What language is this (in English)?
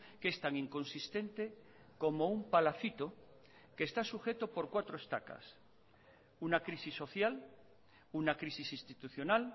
Spanish